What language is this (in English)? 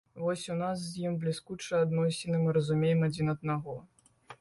Belarusian